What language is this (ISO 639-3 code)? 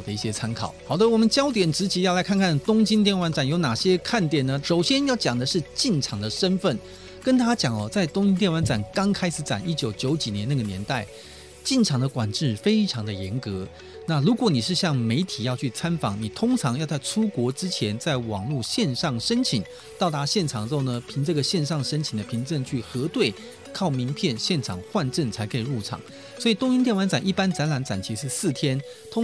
zho